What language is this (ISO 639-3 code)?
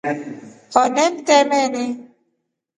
rof